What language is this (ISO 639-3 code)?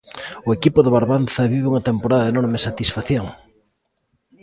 glg